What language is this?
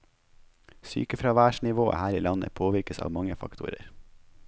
Norwegian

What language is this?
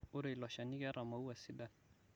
Masai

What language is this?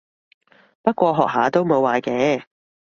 Cantonese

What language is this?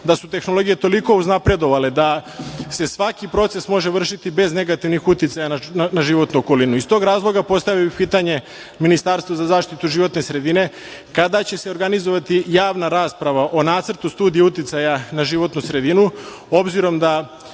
Serbian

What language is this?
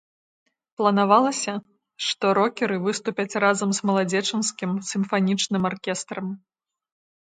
Belarusian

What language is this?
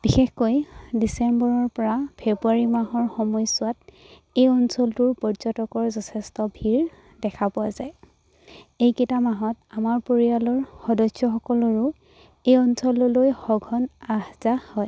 Assamese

